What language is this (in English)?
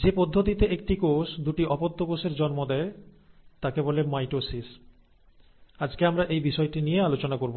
Bangla